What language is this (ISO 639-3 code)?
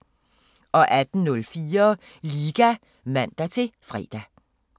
dan